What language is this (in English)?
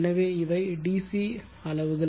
Tamil